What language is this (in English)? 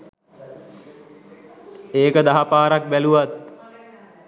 Sinhala